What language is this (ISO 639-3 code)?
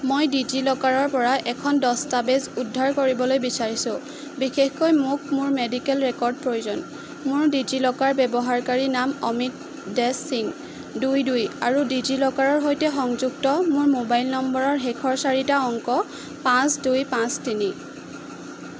asm